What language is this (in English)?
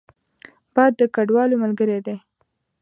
Pashto